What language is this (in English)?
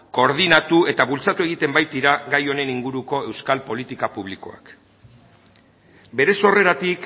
Basque